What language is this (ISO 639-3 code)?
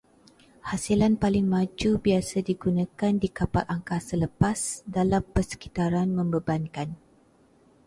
msa